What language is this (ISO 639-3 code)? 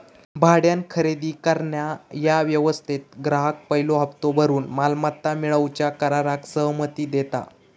mar